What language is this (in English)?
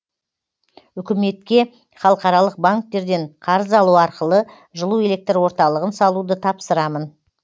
Kazakh